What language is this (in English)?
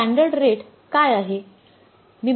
Marathi